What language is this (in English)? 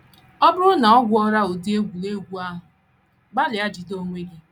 Igbo